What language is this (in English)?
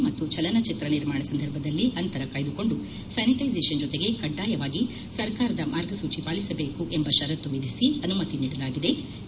Kannada